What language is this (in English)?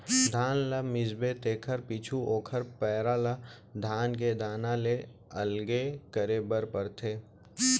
Chhattisgarhi